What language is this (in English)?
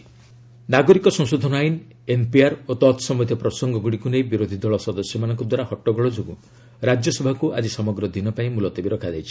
Odia